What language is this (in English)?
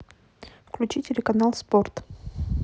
Russian